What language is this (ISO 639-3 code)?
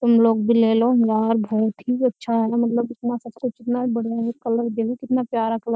hin